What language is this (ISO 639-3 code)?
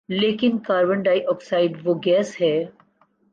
urd